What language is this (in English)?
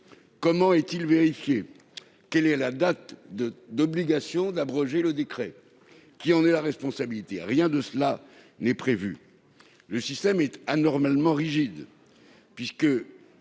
French